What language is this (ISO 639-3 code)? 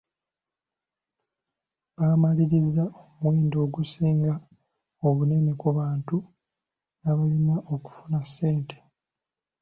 lug